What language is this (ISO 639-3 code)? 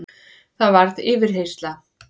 isl